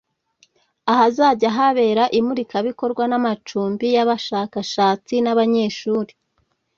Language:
Kinyarwanda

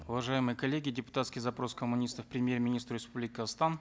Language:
Kazakh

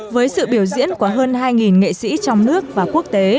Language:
Vietnamese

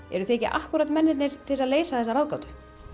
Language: Icelandic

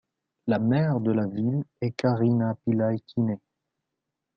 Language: French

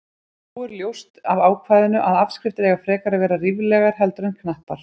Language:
Icelandic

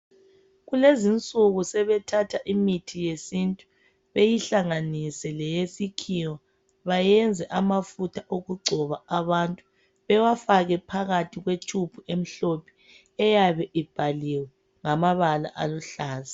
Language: North Ndebele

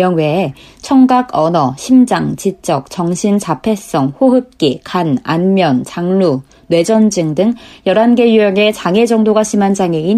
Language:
Korean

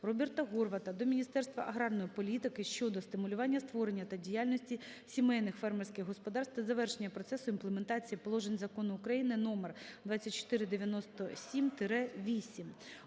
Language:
Ukrainian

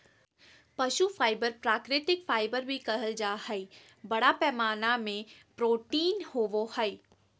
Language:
Magahi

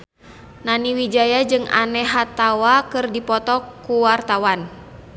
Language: Sundanese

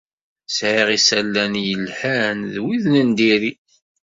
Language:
Kabyle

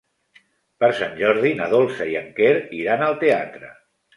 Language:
Catalan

